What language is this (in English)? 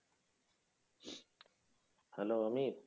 Bangla